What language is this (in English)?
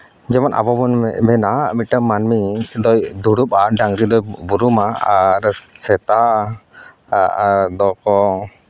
Santali